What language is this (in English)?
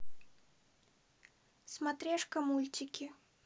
Russian